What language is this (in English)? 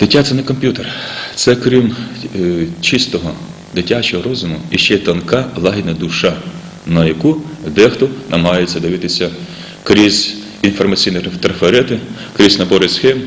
Ukrainian